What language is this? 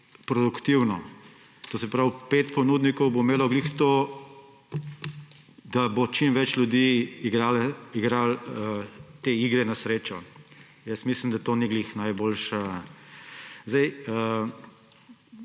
Slovenian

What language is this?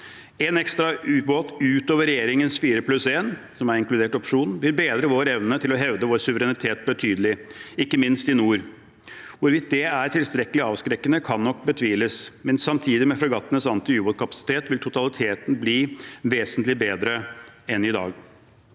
Norwegian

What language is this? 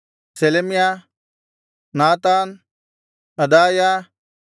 Kannada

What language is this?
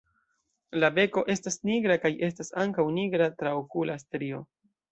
Esperanto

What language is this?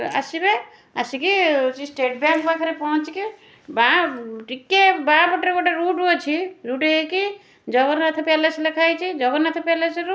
Odia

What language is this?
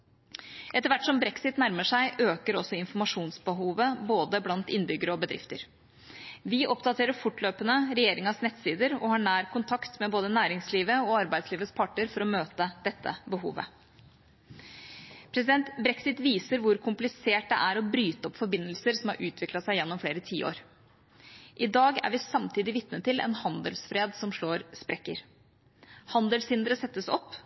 Norwegian Bokmål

